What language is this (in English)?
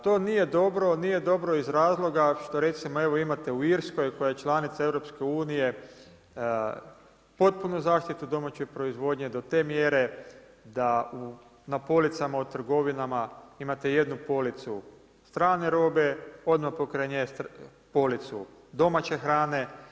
Croatian